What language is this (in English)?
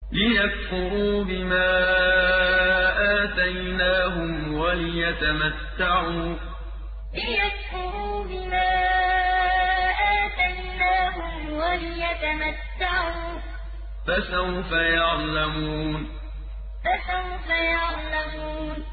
Arabic